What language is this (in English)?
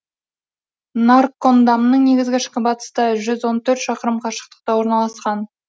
Kazakh